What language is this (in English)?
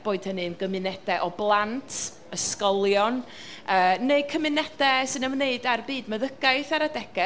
Welsh